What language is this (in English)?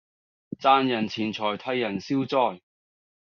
Cantonese